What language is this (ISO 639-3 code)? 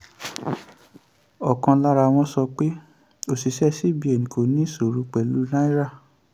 yor